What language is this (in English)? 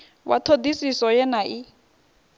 Venda